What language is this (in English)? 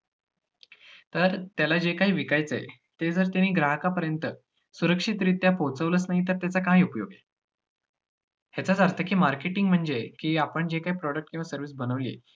Marathi